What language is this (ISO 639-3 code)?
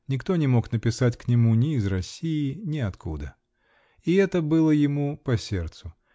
rus